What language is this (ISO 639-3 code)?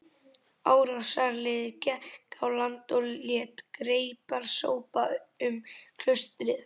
isl